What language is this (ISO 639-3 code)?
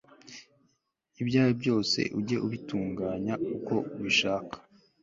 kin